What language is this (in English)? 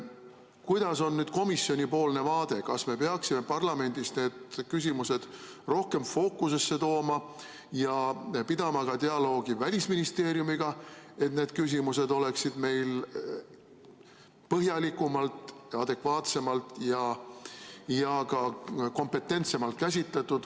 Estonian